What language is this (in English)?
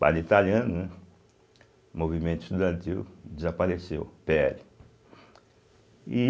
Portuguese